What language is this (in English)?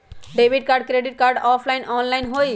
Magahi